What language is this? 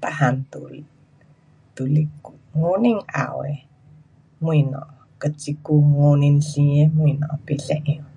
Pu-Xian Chinese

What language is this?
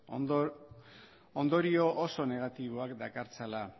Basque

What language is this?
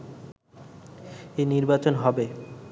Bangla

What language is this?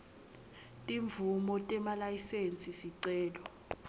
Swati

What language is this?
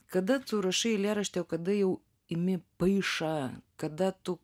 Lithuanian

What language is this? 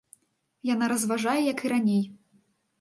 Belarusian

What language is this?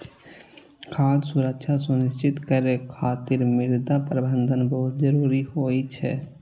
Maithili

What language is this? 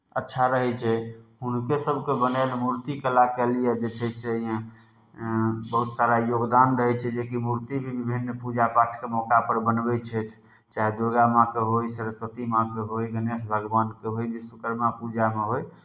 Maithili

